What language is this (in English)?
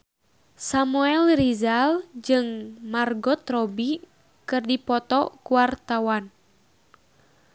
Sundanese